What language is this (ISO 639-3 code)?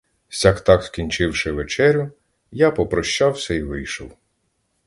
ukr